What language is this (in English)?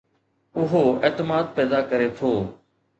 Sindhi